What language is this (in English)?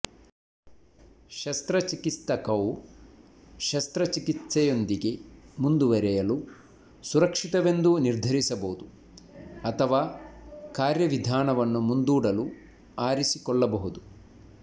Kannada